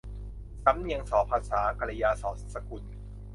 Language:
Thai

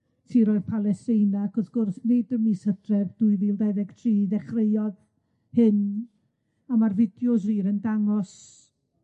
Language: Welsh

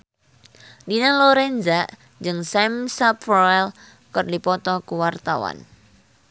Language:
Sundanese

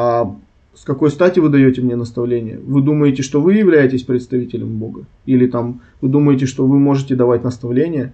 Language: Russian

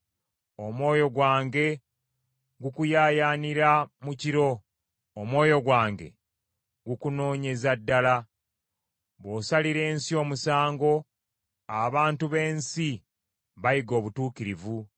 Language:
Ganda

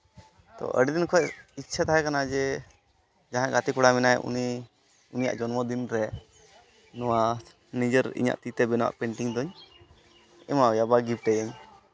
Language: Santali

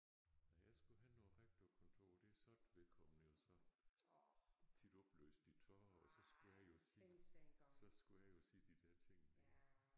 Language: Danish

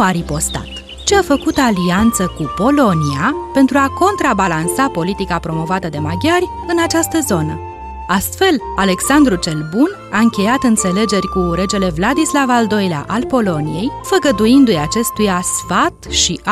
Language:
Romanian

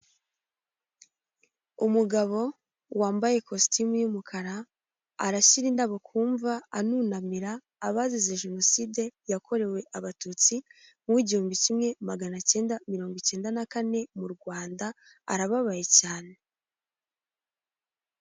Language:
Kinyarwanda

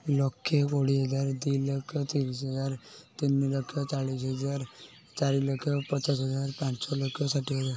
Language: Odia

